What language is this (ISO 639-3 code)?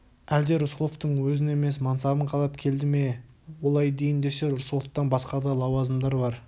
kaz